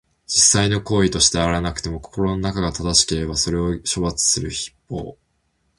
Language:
Japanese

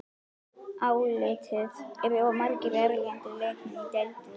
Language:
Icelandic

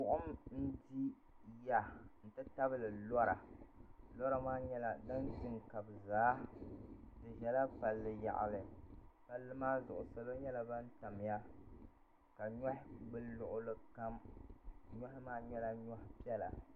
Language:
Dagbani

